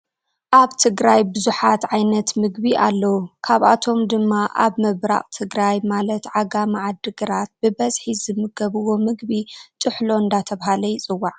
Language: Tigrinya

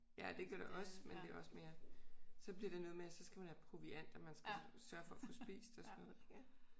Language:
Danish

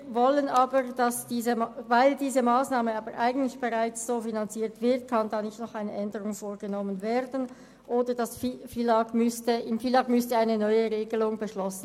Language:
Swiss German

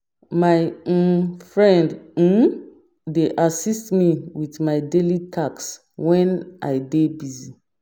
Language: Nigerian Pidgin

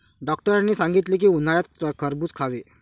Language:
Marathi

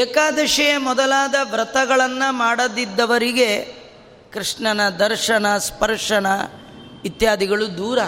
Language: Kannada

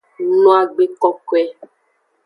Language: Aja (Benin)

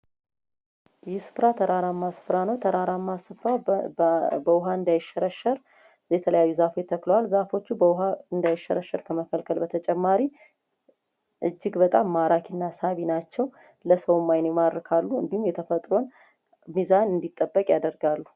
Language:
Amharic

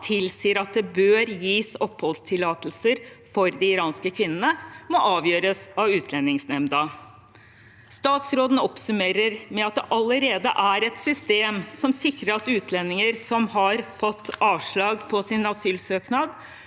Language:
Norwegian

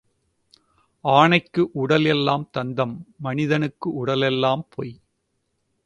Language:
Tamil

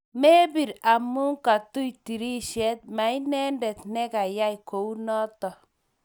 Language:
Kalenjin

